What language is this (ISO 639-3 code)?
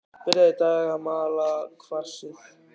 isl